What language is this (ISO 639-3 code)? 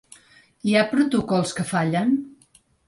cat